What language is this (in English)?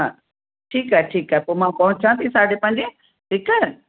Sindhi